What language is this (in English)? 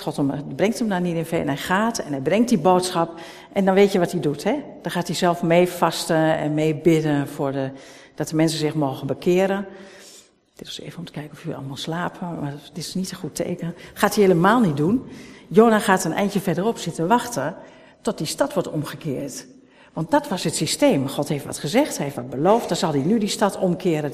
Dutch